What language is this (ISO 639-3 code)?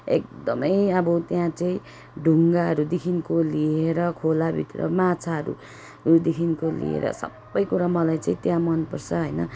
nep